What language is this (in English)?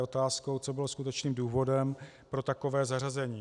Czech